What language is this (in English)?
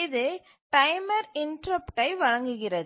Tamil